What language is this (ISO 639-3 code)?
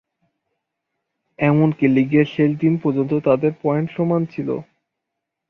ben